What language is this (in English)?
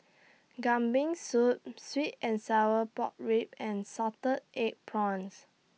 English